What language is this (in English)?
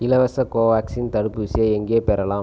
Tamil